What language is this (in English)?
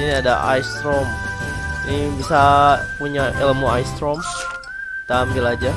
Indonesian